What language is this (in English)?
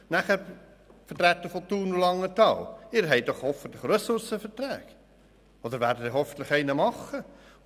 Swiss German